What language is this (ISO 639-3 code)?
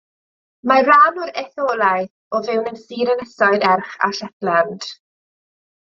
cym